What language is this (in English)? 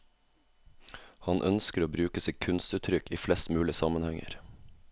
Norwegian